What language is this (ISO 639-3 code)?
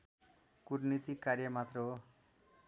nep